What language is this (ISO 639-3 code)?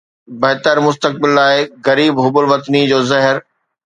snd